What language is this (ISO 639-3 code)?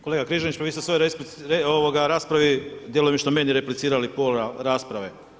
hrv